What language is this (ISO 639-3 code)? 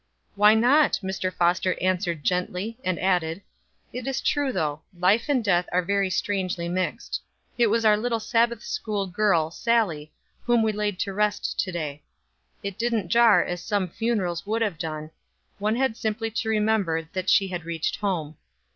eng